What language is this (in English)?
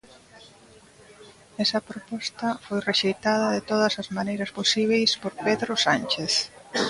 Galician